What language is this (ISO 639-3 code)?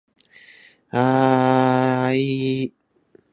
jpn